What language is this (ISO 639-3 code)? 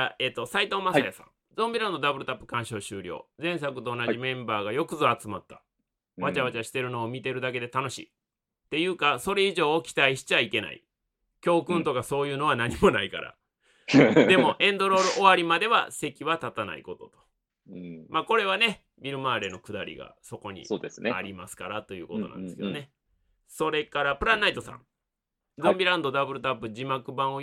jpn